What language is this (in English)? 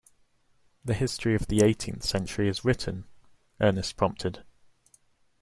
English